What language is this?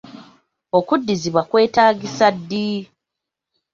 Ganda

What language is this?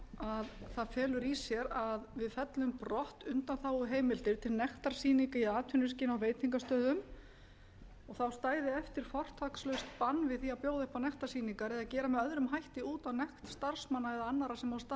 Icelandic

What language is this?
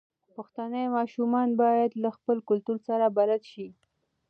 Pashto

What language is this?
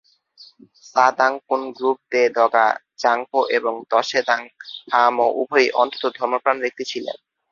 Bangla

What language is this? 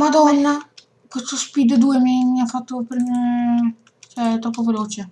Italian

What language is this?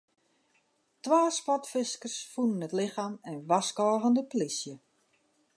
Western Frisian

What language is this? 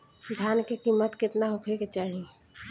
Bhojpuri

